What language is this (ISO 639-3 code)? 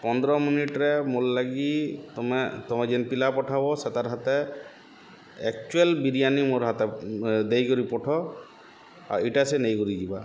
ori